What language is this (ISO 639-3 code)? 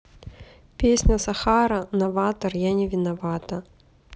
rus